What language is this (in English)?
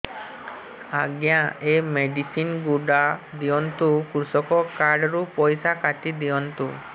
Odia